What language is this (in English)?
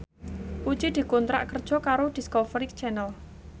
Javanese